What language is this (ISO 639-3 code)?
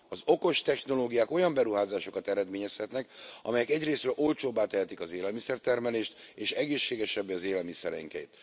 hun